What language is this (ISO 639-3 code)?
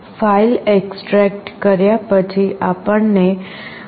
guj